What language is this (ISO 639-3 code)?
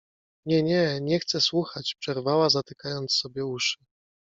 pol